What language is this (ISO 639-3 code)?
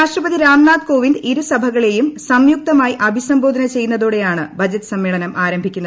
mal